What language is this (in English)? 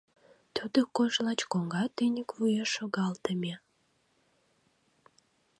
Mari